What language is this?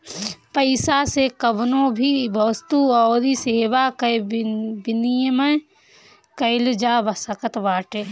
Bhojpuri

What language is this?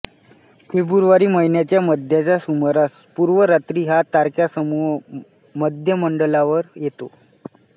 Marathi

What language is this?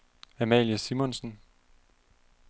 Danish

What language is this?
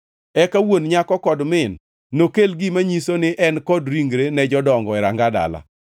Luo (Kenya and Tanzania)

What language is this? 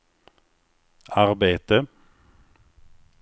Swedish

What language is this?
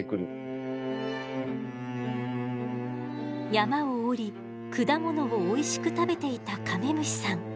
Japanese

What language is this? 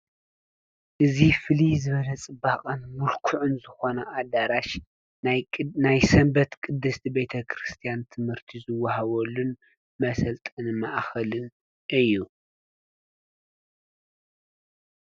Tigrinya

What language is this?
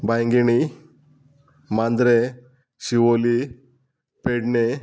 Konkani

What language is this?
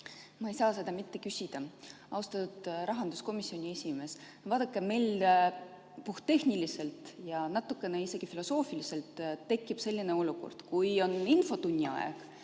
Estonian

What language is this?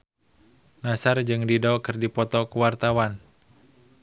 Sundanese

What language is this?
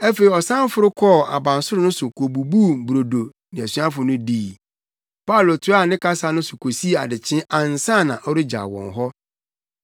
Akan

